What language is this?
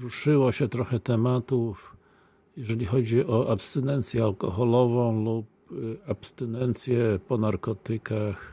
Polish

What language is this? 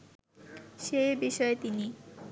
Bangla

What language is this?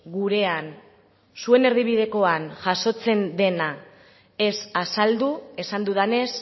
Basque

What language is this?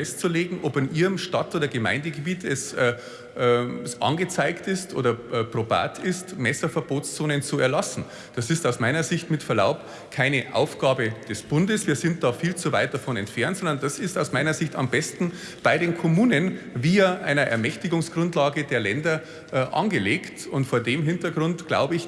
German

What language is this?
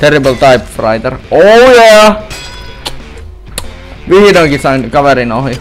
Finnish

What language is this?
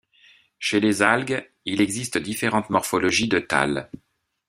French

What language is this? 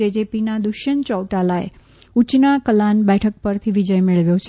Gujarati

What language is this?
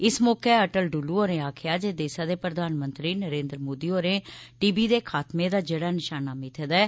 Dogri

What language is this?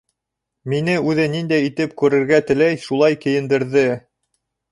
Bashkir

